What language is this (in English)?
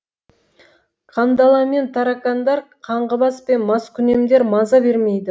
Kazakh